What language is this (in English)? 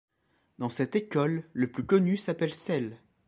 French